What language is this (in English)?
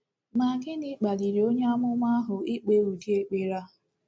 Igbo